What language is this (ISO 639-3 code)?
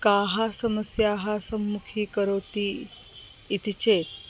san